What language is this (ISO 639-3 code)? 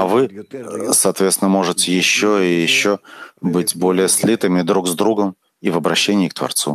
rus